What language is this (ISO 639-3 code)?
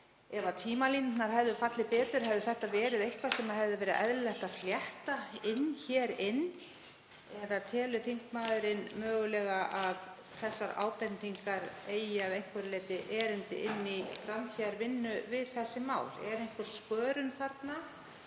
isl